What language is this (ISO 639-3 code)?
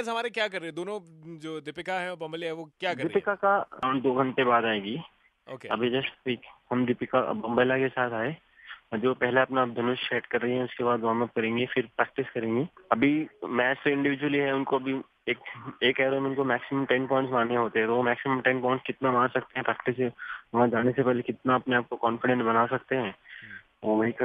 hin